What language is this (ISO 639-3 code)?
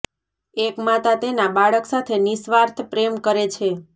guj